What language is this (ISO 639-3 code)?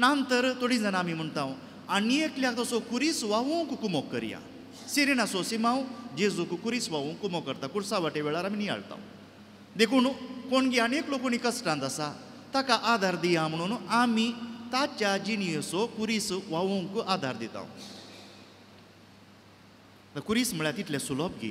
ron